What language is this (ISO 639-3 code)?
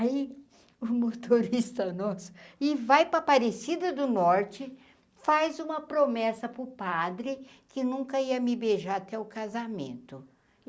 por